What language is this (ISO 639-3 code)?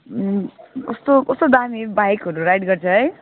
nep